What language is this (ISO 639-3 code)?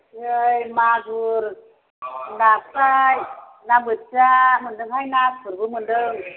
brx